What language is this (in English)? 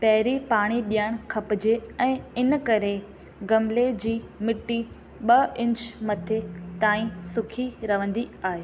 Sindhi